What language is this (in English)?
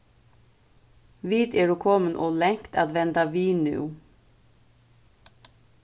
Faroese